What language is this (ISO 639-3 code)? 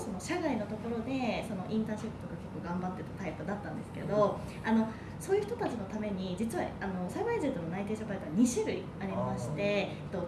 jpn